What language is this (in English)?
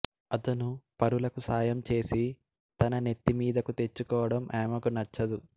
Telugu